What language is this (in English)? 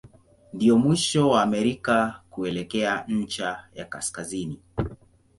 Swahili